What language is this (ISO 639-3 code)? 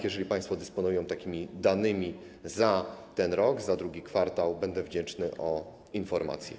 pol